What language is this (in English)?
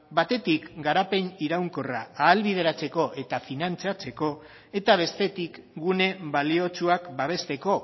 Basque